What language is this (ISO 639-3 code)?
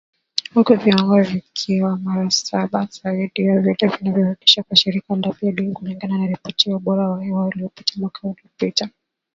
swa